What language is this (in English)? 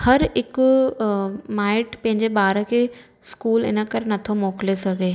Sindhi